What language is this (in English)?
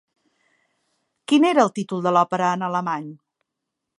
Catalan